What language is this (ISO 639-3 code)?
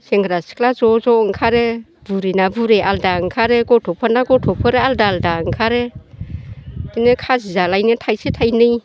brx